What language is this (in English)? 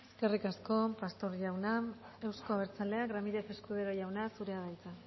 Basque